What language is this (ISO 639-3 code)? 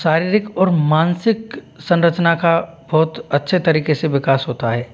hin